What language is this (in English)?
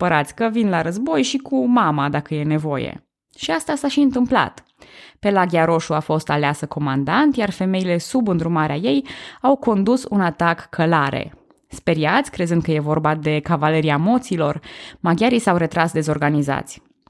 Romanian